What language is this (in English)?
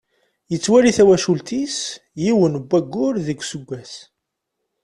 Kabyle